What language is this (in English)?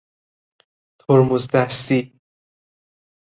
Persian